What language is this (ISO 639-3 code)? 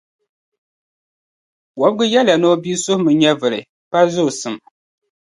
dag